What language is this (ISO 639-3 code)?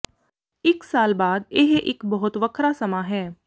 pan